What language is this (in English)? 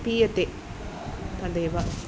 Sanskrit